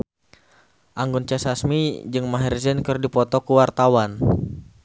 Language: Sundanese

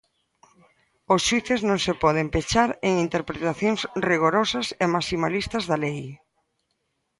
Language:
Galician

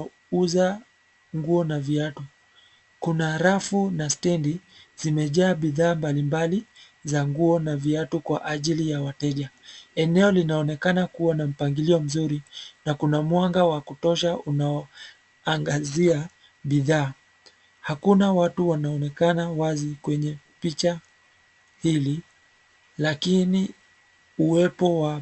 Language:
Swahili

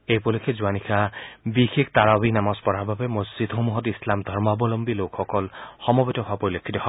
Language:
Assamese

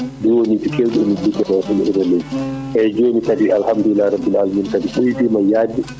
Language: Fula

